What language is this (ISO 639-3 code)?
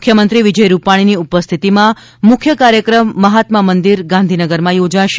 guj